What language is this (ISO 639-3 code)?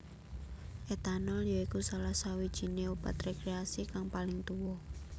jav